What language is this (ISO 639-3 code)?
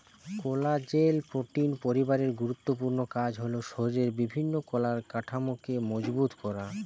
ben